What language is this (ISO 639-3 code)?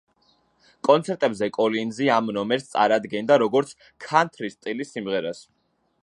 kat